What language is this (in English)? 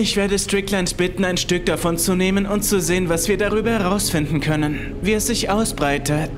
German